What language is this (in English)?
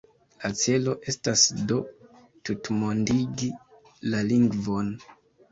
Esperanto